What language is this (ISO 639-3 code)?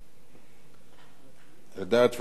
heb